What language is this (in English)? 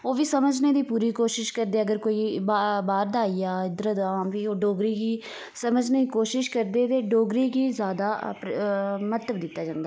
Dogri